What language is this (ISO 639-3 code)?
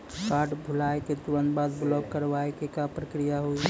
mai